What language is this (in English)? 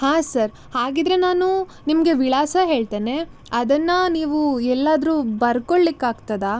Kannada